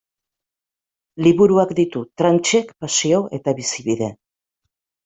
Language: Basque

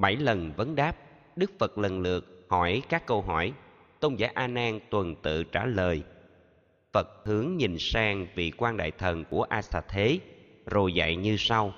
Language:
Vietnamese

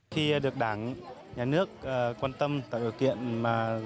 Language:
Vietnamese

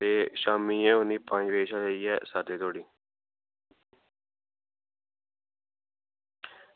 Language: Dogri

